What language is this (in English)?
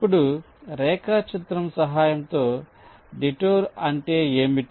Telugu